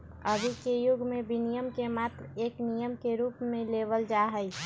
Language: Magahi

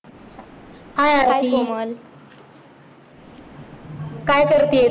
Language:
Marathi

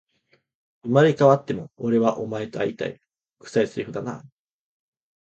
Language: Japanese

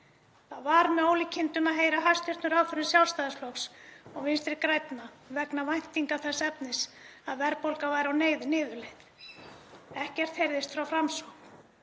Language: Icelandic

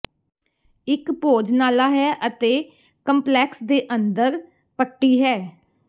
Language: Punjabi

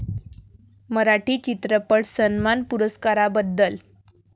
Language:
Marathi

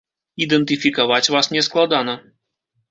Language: Belarusian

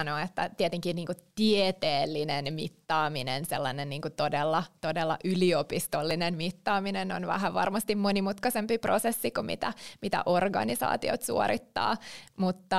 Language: Finnish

